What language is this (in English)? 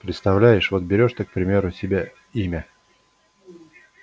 Russian